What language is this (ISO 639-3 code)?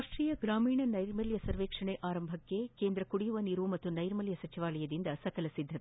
kan